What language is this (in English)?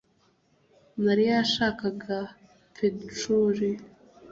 Kinyarwanda